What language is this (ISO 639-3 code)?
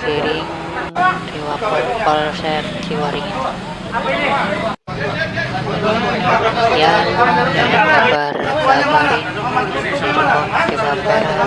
ind